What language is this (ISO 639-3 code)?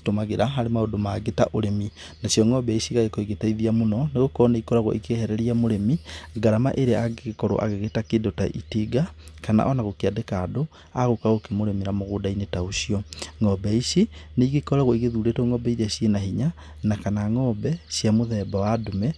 kik